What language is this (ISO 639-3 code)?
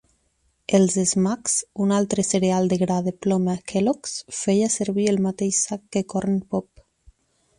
cat